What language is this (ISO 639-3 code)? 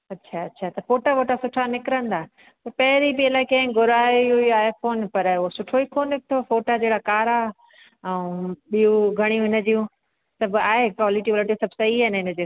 snd